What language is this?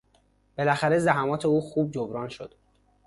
Persian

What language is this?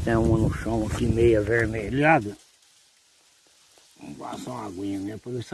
Portuguese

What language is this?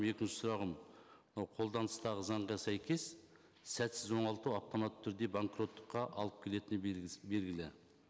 Kazakh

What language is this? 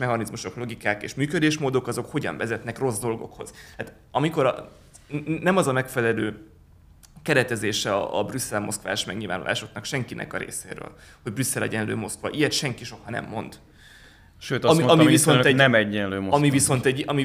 Hungarian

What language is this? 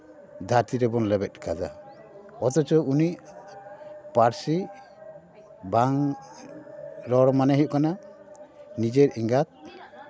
Santali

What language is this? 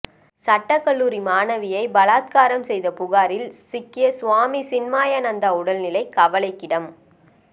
Tamil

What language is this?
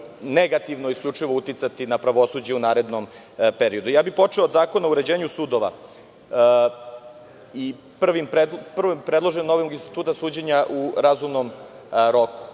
Serbian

